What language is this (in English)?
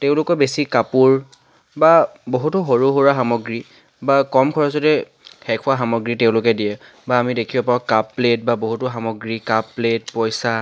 Assamese